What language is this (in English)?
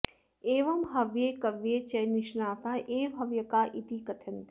Sanskrit